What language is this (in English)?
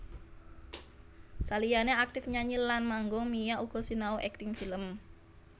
Javanese